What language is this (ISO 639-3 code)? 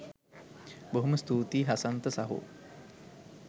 sin